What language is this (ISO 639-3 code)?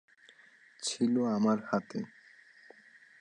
ben